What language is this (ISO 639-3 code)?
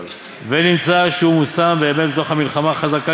heb